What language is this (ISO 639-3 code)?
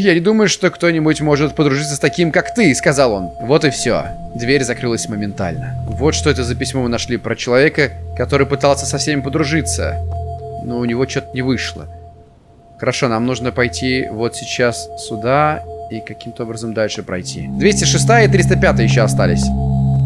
rus